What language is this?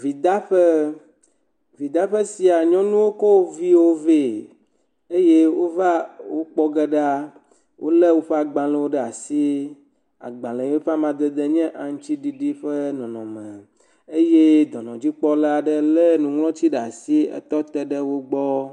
Ewe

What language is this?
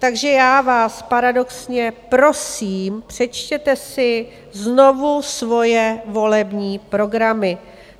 Czech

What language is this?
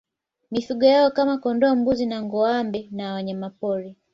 Swahili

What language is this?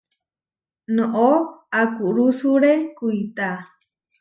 Huarijio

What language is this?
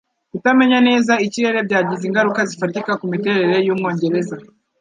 Kinyarwanda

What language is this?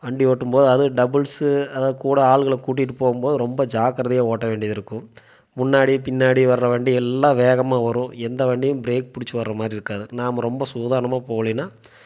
Tamil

